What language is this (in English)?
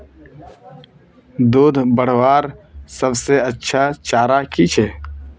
Magahi